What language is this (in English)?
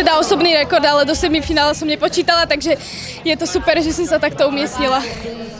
Slovak